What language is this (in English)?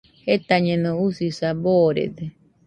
Nüpode Huitoto